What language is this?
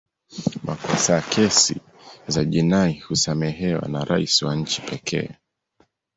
Swahili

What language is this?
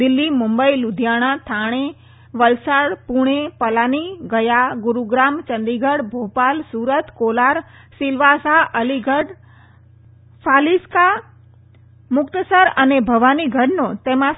Gujarati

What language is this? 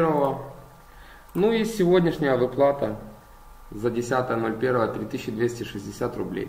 Russian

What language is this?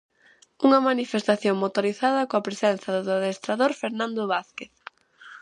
Galician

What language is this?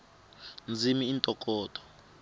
Tsonga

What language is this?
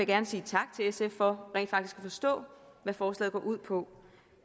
Danish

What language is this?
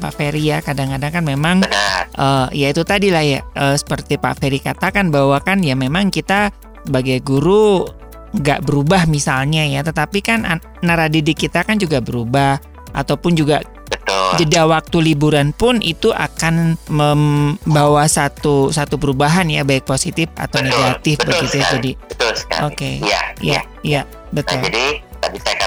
Indonesian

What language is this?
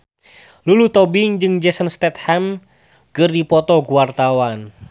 Sundanese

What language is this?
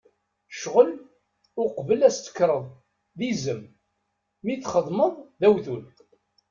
Kabyle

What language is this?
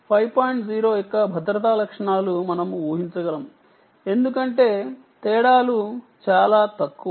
Telugu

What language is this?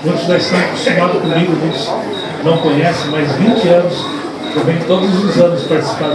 Portuguese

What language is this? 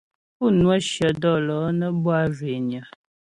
Ghomala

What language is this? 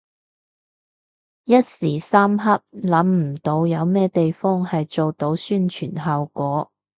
Cantonese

